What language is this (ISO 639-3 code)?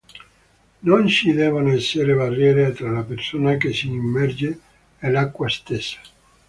ita